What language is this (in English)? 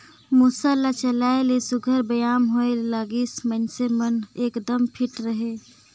Chhattisgarhi